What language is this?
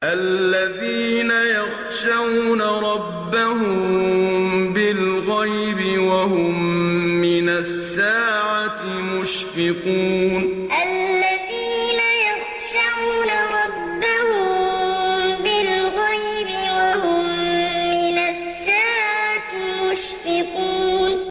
Arabic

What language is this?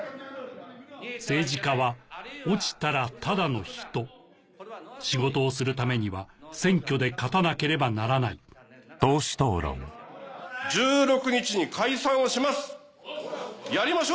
Japanese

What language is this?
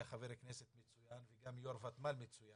Hebrew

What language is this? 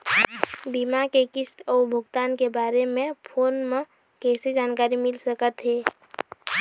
Chhattisgarhi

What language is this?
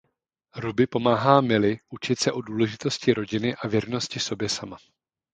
Czech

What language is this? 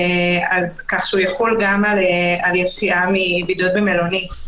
Hebrew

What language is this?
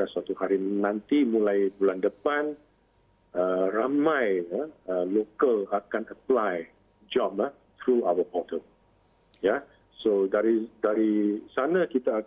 Malay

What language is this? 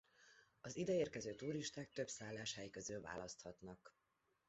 Hungarian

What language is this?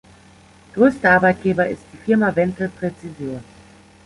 German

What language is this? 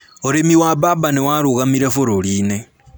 Kikuyu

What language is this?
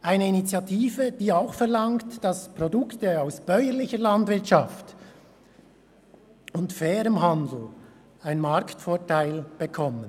Swiss German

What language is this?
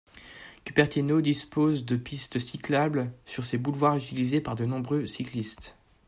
French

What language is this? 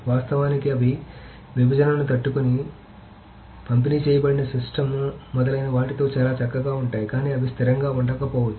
Telugu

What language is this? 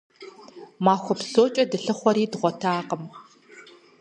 Kabardian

